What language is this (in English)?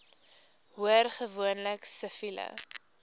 Afrikaans